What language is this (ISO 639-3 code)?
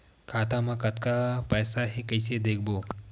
hne